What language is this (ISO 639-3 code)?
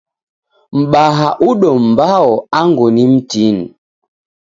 dav